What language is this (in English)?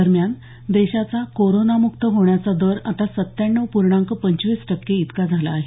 Marathi